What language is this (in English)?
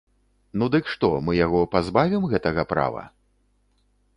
Belarusian